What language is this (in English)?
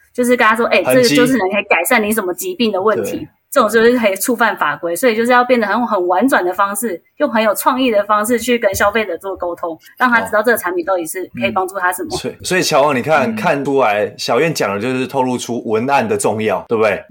Chinese